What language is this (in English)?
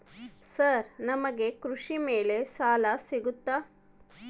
Kannada